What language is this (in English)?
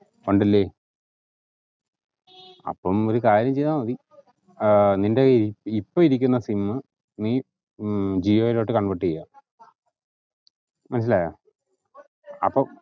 Malayalam